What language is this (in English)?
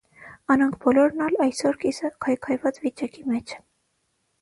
Armenian